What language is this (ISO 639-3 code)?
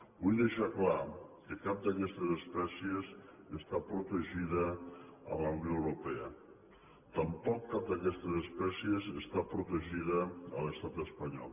cat